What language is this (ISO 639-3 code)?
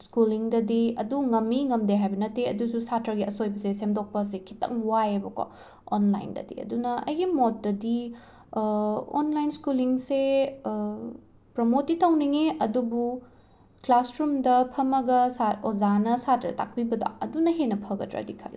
mni